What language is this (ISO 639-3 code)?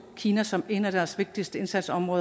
dan